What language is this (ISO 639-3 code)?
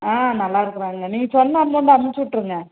tam